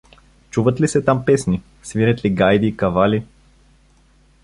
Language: Bulgarian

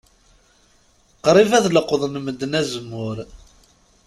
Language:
Kabyle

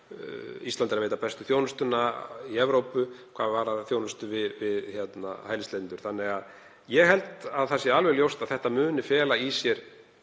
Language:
Icelandic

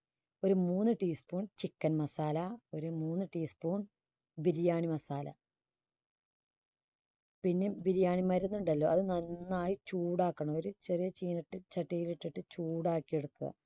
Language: Malayalam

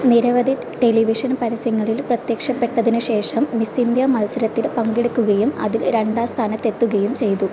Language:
Malayalam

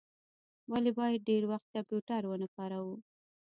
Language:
Pashto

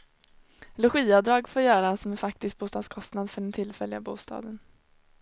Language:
Swedish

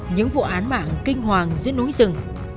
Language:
Vietnamese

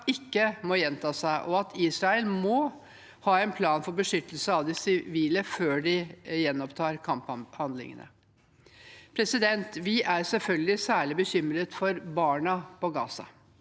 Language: Norwegian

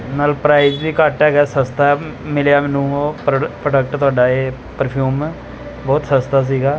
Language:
Punjabi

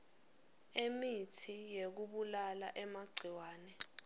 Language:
Swati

